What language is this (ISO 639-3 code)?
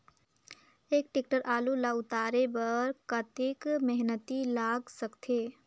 hne